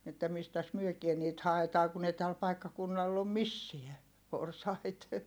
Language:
Finnish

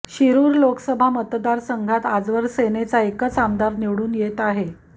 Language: Marathi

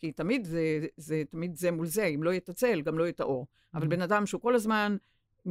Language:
Hebrew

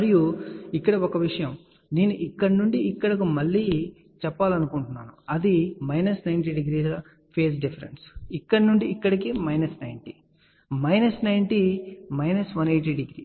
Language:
Telugu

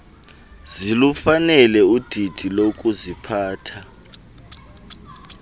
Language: Xhosa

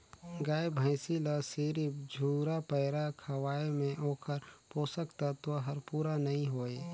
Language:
Chhattisgarhi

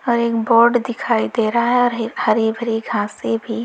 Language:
Hindi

